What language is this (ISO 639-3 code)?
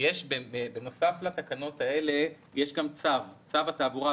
heb